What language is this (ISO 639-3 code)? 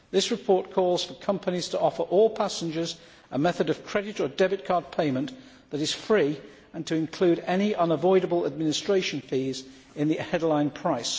eng